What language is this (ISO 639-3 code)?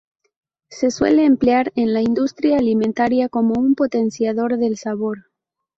spa